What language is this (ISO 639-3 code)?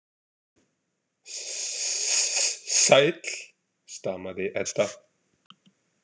isl